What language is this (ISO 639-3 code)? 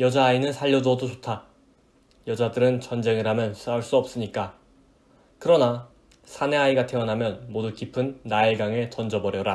kor